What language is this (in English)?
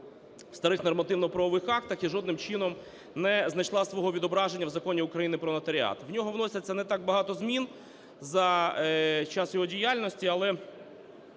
Ukrainian